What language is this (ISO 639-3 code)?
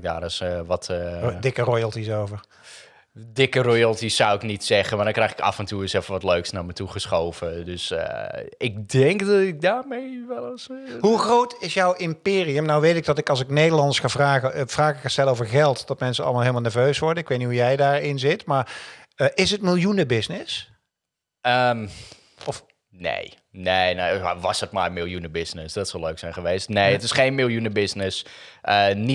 nld